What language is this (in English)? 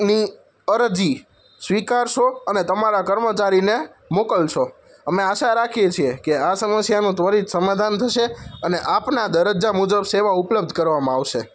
Gujarati